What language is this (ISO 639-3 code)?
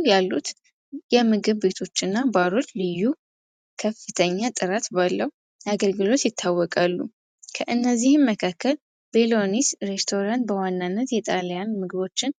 amh